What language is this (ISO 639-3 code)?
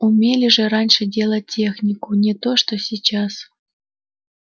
rus